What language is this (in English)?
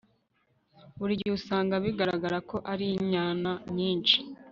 Kinyarwanda